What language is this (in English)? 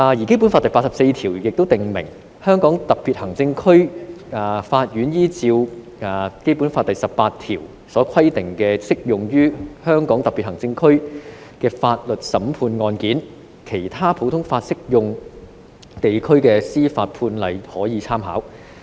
Cantonese